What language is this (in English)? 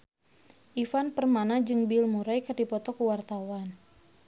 Sundanese